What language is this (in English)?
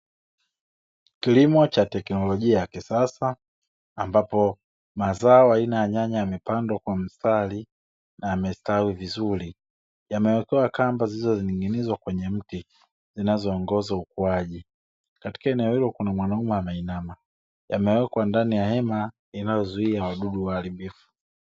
Swahili